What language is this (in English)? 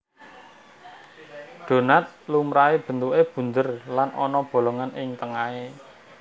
Javanese